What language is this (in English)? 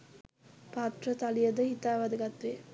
Sinhala